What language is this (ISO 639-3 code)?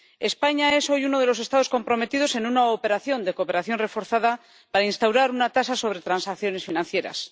spa